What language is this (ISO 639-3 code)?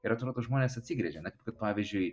lit